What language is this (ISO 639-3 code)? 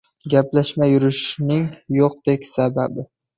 uzb